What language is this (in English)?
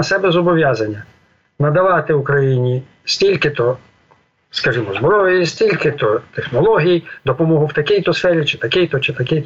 Ukrainian